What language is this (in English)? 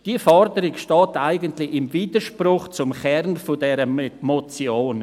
Swiss German